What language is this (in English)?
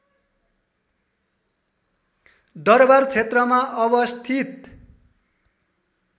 Nepali